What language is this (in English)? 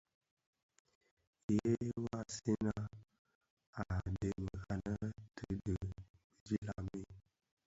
Bafia